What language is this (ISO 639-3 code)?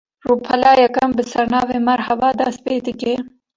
kur